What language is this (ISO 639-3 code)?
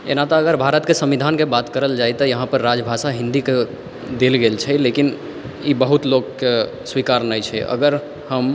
mai